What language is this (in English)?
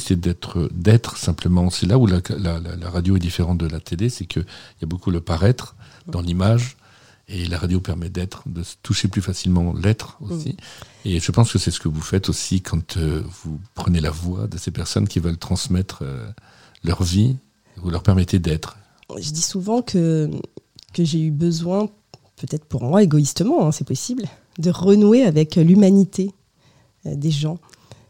French